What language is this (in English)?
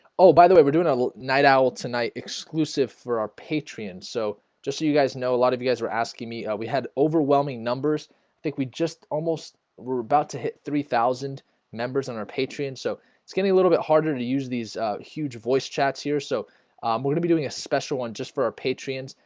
English